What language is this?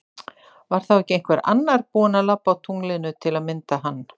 Icelandic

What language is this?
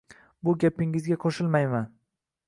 Uzbek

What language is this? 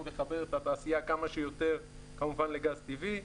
Hebrew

